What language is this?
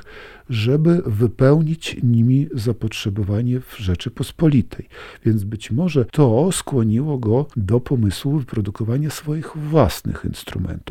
Polish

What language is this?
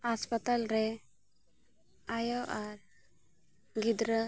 Santali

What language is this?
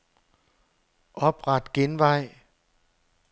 Danish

